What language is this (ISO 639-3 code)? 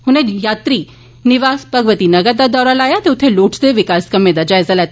doi